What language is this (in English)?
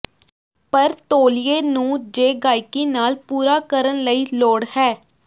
Punjabi